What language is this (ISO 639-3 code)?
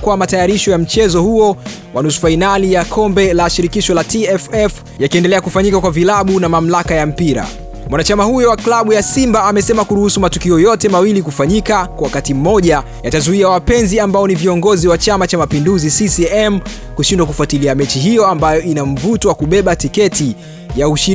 swa